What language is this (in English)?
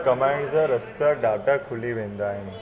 Sindhi